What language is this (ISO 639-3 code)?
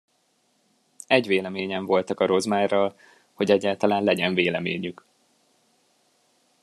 hun